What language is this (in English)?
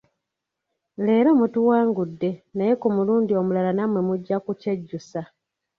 Ganda